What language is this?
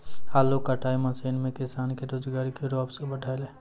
Maithili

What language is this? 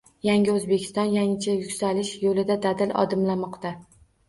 Uzbek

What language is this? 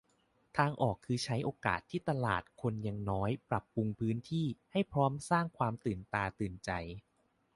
Thai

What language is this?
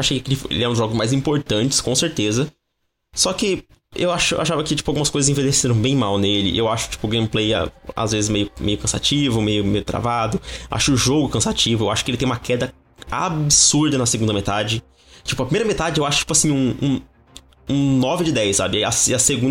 Portuguese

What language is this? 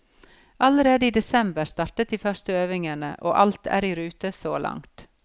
Norwegian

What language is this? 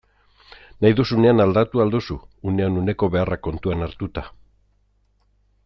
Basque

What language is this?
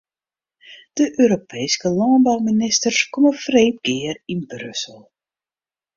Western Frisian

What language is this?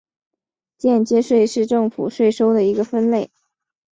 Chinese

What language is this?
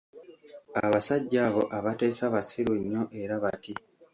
Ganda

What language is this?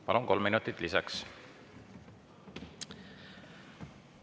Estonian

